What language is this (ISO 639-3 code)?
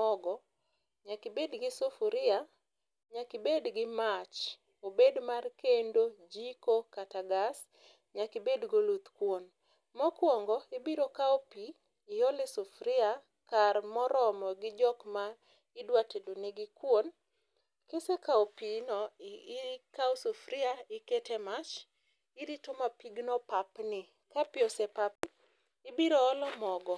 luo